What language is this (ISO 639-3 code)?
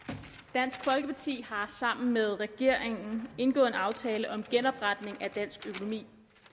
dan